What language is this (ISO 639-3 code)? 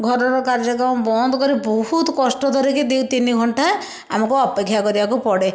ori